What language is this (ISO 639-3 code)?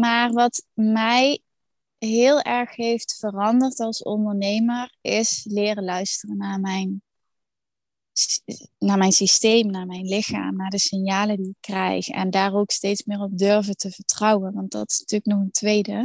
nld